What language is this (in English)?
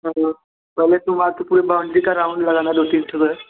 Hindi